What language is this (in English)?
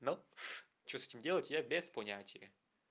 Russian